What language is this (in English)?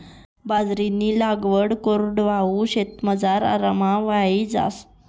Marathi